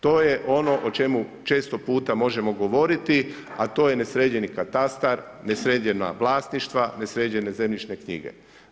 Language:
Croatian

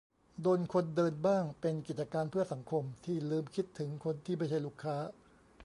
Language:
Thai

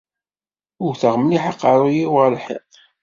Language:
Kabyle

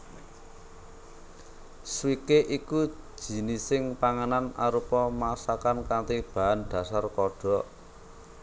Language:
Javanese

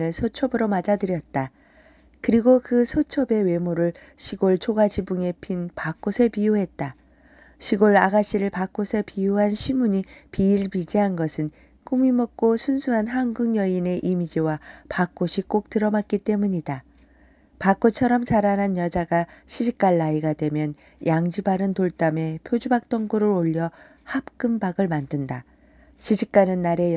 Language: Korean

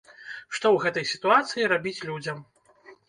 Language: Belarusian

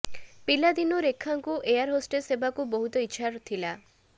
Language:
Odia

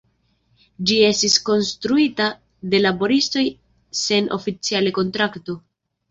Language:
Esperanto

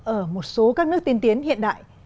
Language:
Vietnamese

